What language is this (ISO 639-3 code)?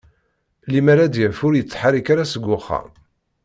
kab